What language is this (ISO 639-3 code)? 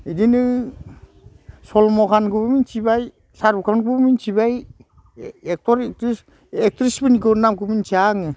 brx